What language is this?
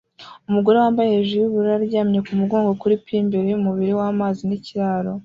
Kinyarwanda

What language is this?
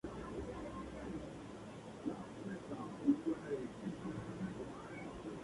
Spanish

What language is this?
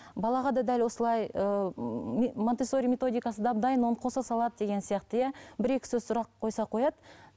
Kazakh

